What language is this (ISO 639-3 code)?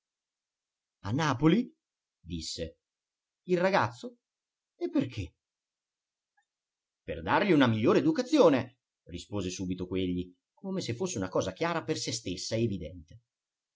ita